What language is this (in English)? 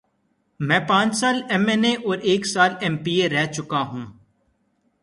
Urdu